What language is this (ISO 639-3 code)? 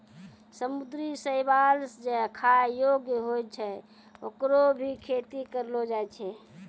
mai